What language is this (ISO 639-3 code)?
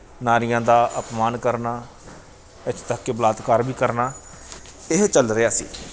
pan